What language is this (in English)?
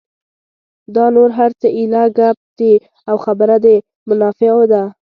Pashto